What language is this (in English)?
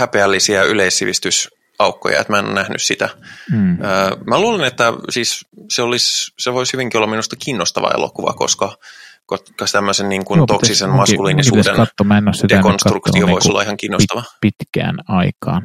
Finnish